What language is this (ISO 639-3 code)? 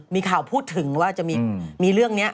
tha